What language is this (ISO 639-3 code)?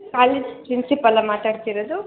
kan